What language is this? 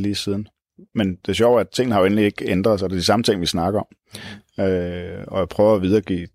Danish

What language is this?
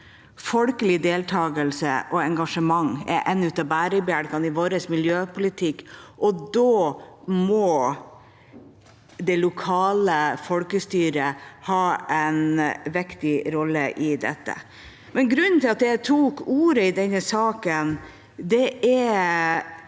Norwegian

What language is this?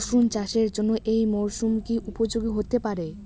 Bangla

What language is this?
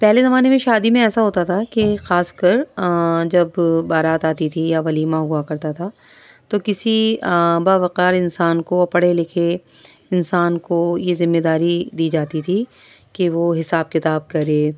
Urdu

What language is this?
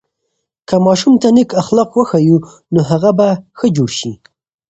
Pashto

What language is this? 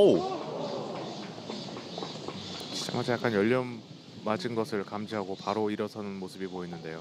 Korean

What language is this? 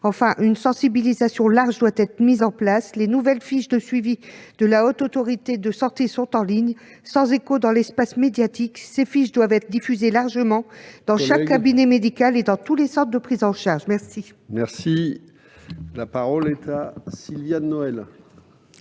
French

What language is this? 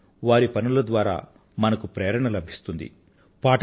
Telugu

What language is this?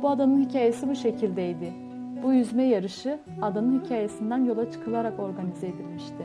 Turkish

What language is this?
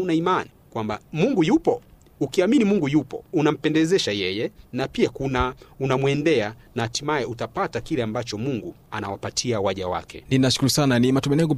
Swahili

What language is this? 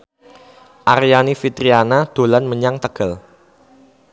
Javanese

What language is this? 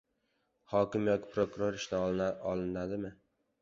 Uzbek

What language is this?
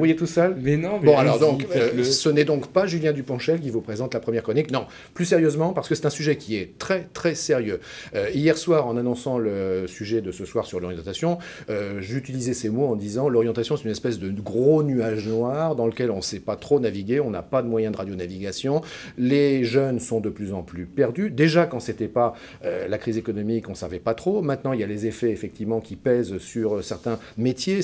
French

